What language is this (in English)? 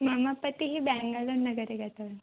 Sanskrit